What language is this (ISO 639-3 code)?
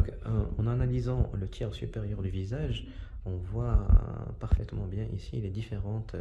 fra